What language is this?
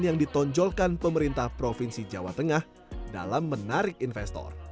Indonesian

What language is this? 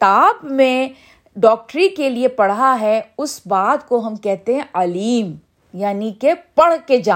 Urdu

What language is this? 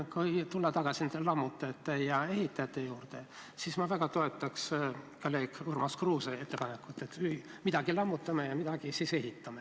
Estonian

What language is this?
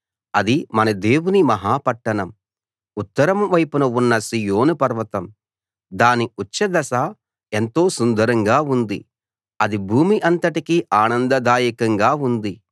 Telugu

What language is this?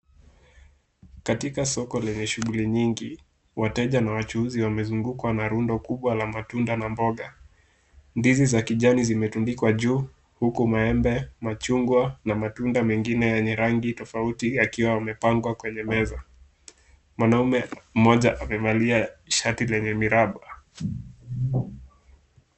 Swahili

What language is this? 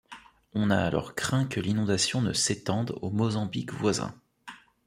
French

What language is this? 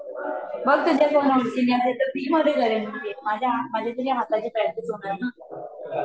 Marathi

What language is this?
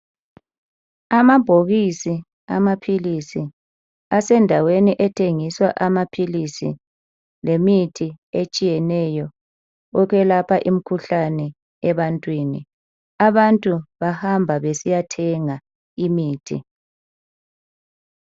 North Ndebele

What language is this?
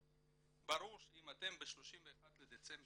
Hebrew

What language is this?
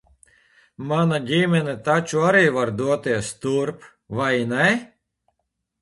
Latvian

